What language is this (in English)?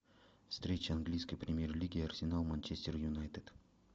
Russian